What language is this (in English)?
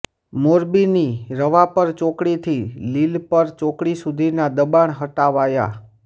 Gujarati